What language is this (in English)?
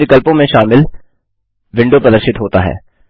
Hindi